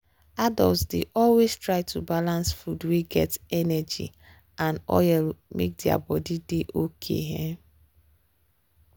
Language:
Nigerian Pidgin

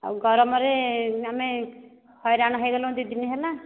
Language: Odia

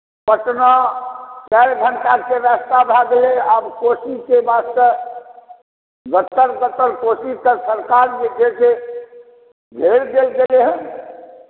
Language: Maithili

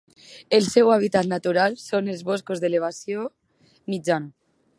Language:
Catalan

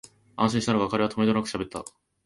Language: Japanese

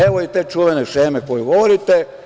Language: Serbian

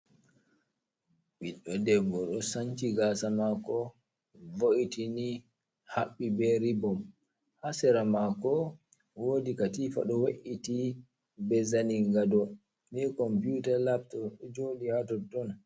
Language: Fula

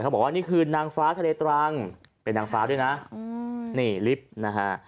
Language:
Thai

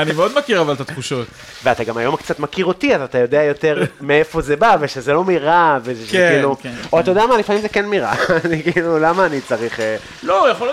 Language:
Hebrew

